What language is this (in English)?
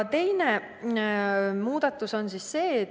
Estonian